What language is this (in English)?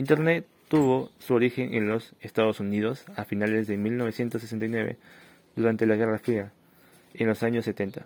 Spanish